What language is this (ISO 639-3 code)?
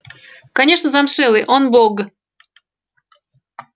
rus